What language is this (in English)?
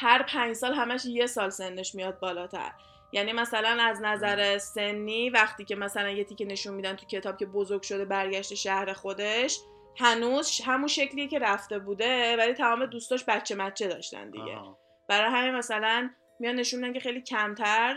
Persian